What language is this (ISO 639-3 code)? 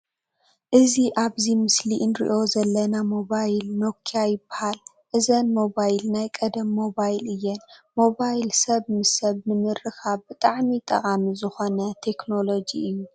tir